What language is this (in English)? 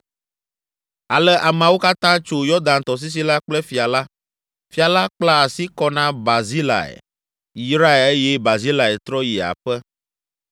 Ewe